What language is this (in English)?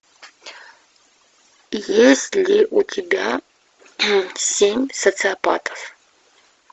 Russian